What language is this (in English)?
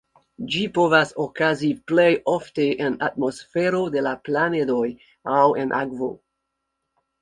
Esperanto